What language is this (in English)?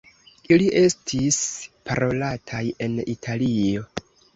Esperanto